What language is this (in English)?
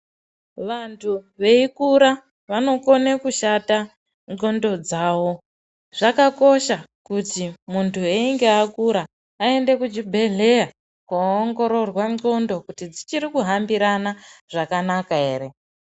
Ndau